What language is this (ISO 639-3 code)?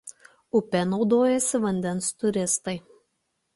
lit